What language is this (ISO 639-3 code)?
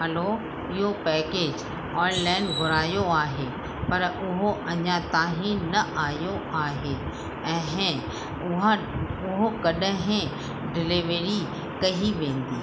snd